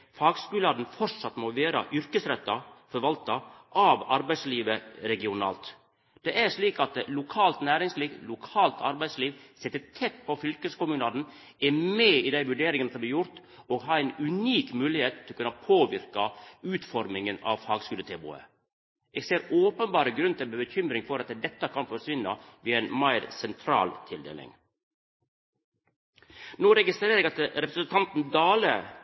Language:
Norwegian Nynorsk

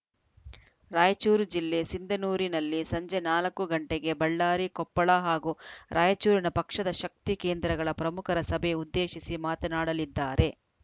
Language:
Kannada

